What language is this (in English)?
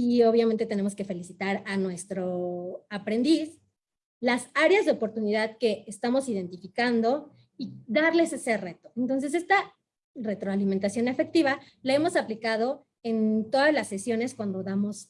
Spanish